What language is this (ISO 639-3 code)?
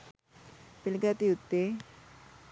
sin